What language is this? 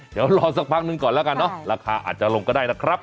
Thai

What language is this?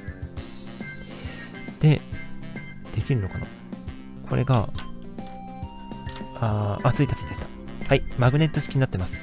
Japanese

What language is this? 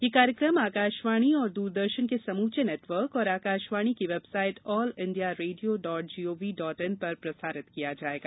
Hindi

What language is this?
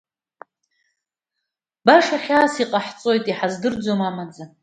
Abkhazian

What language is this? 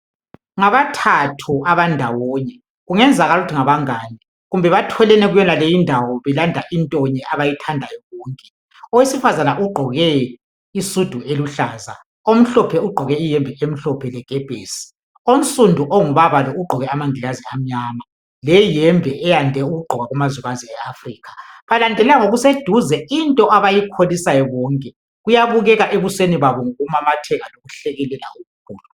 North Ndebele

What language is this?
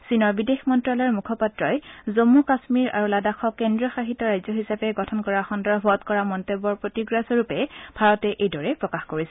Assamese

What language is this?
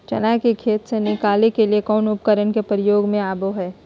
Magahi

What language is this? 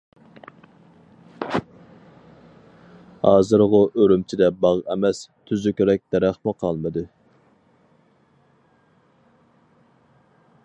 Uyghur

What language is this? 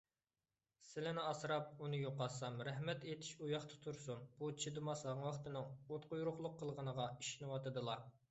Uyghur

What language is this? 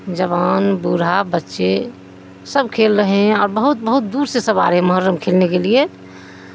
Urdu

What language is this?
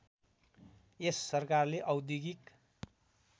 Nepali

